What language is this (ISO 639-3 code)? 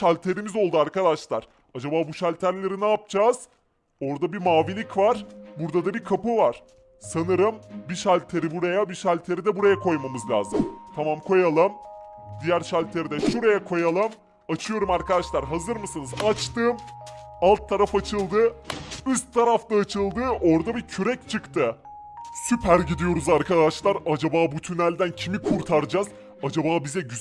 tur